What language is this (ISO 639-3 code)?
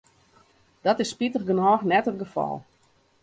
fry